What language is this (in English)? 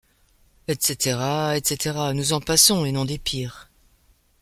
French